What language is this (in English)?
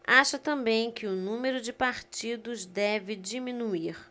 Portuguese